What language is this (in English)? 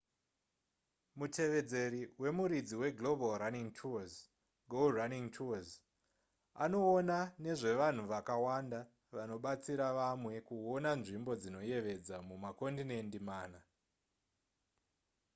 Shona